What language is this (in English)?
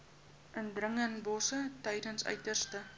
Afrikaans